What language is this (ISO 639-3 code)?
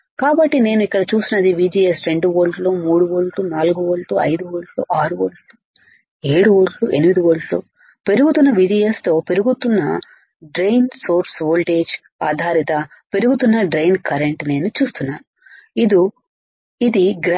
tel